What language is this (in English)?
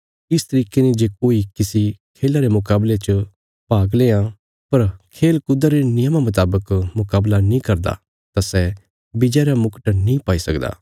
Bilaspuri